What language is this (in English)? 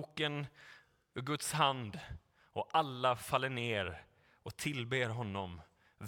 Swedish